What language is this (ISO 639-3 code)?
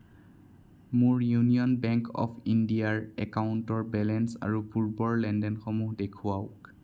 asm